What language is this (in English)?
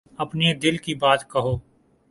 Urdu